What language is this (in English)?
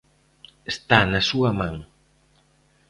Galician